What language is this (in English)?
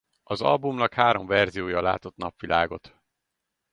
Hungarian